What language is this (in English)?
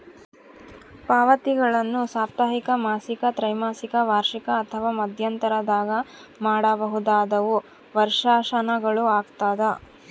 Kannada